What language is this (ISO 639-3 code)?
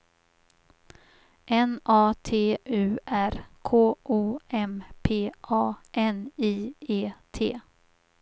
swe